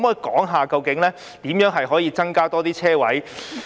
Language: Cantonese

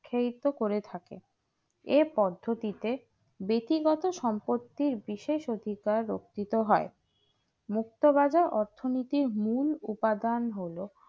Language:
Bangla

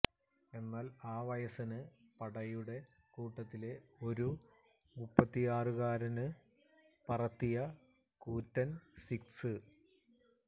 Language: Malayalam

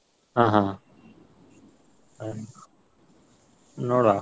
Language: Kannada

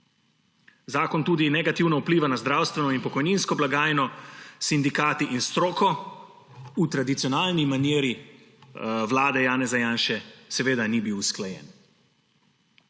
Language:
Slovenian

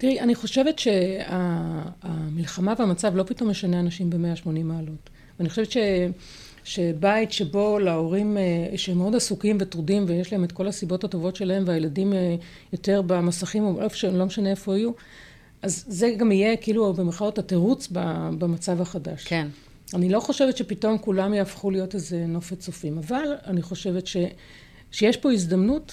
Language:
Hebrew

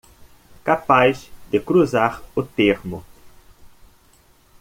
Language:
Portuguese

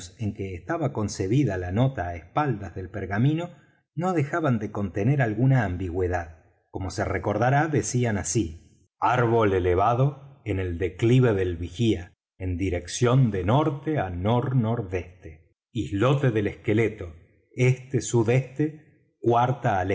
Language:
Spanish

